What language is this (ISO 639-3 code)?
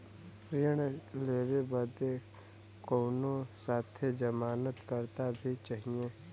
bho